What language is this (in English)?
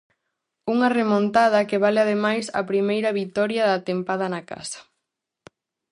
Galician